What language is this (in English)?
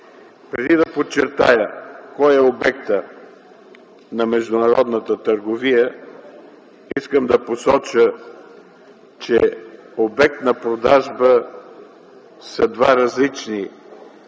Bulgarian